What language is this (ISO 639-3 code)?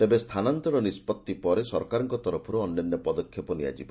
ori